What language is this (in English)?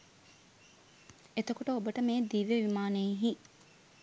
Sinhala